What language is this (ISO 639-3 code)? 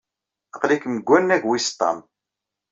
kab